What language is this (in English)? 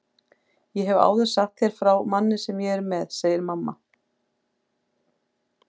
Icelandic